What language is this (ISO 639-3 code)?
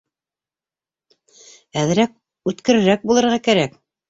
bak